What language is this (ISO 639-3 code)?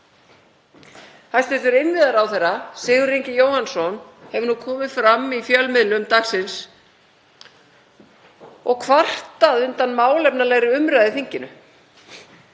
isl